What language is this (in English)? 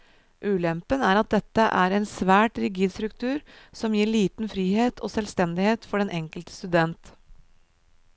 Norwegian